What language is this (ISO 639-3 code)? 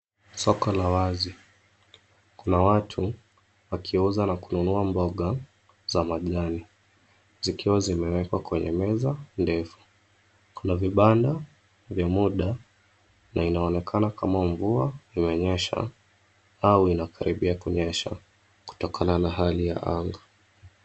swa